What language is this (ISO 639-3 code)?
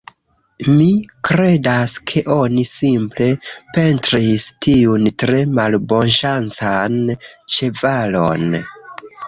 epo